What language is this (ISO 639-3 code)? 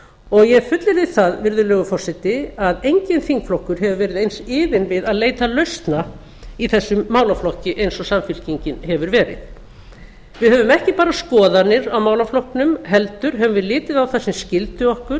isl